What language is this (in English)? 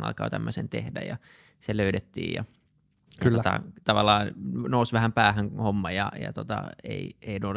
Finnish